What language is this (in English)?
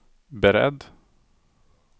Swedish